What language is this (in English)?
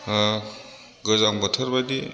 Bodo